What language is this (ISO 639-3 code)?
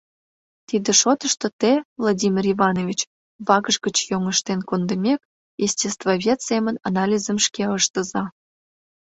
chm